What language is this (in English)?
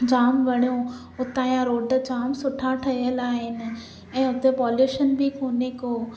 Sindhi